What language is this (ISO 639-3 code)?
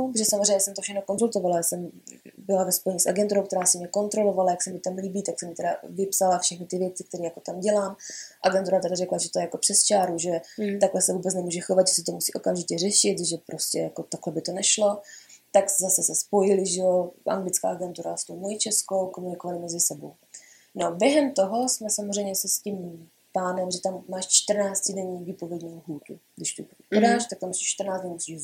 ces